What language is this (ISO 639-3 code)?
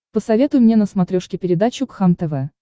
rus